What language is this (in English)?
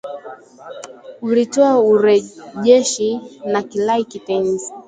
Swahili